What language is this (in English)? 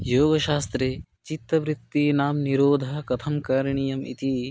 Sanskrit